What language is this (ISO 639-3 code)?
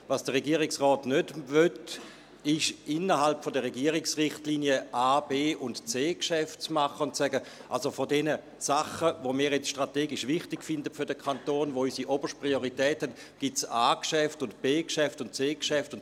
gsw